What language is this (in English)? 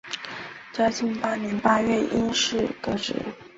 Chinese